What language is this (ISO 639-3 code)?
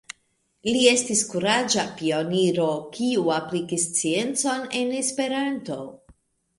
epo